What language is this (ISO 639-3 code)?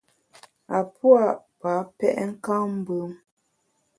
bax